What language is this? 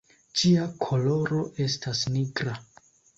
Esperanto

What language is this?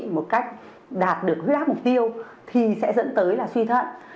Vietnamese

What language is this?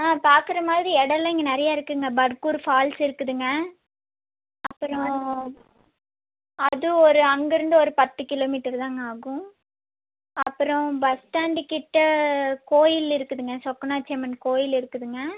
Tamil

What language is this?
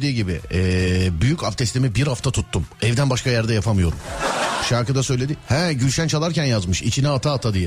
Turkish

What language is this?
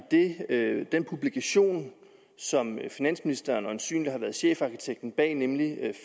Danish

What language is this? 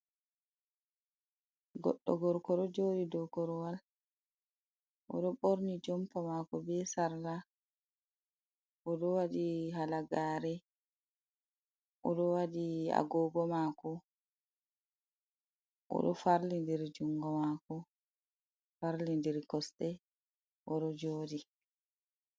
Fula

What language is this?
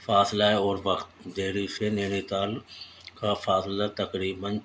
Urdu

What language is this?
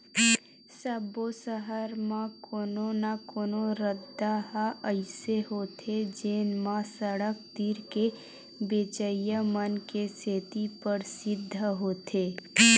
Chhattisgarhi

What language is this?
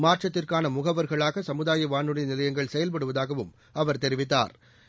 Tamil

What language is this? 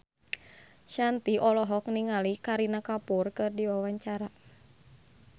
Sundanese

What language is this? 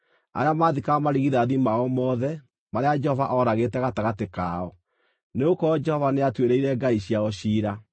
Kikuyu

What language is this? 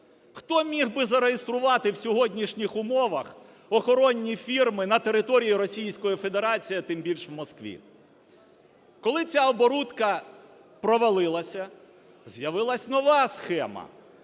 Ukrainian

